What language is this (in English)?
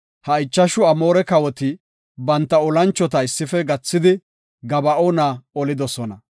Gofa